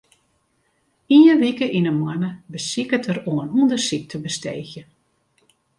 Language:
Western Frisian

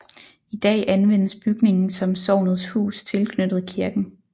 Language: Danish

